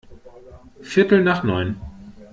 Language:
German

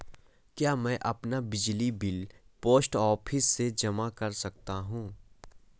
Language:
Hindi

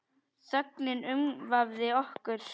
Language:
Icelandic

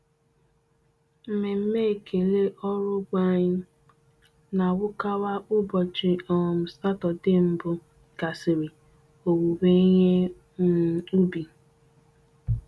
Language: Igbo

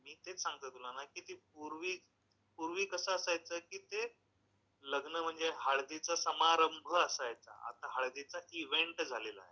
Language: Marathi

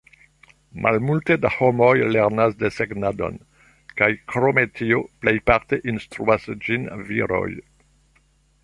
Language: Esperanto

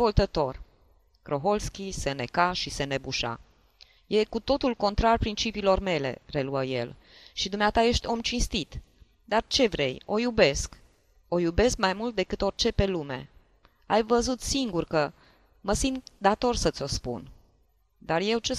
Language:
Romanian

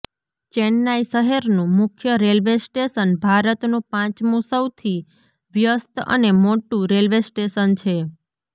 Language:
Gujarati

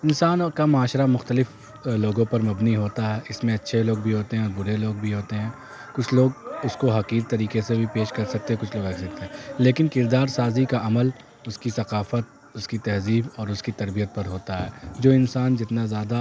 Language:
Urdu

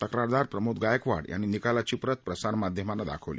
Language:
Marathi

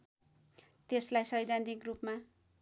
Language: Nepali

